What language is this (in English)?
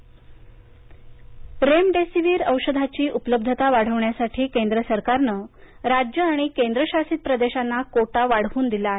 Marathi